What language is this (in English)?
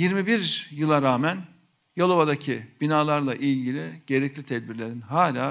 Turkish